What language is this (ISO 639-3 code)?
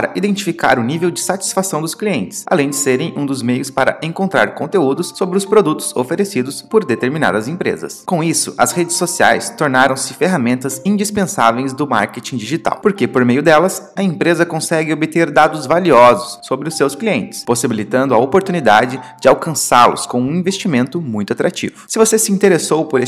por